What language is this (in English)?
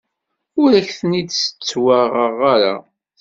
Kabyle